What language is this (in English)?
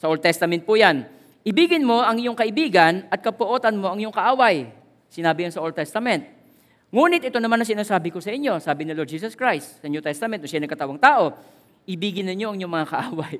Filipino